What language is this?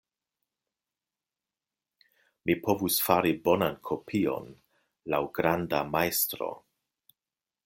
Esperanto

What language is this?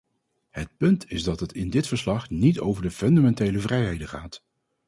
Dutch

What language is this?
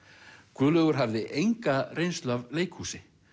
Icelandic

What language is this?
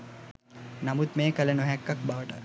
Sinhala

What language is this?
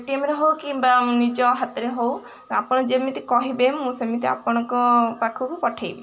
Odia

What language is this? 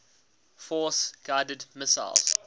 English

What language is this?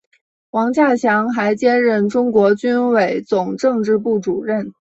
Chinese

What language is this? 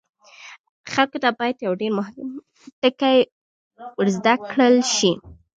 Pashto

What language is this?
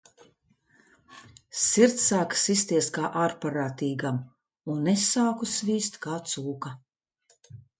Latvian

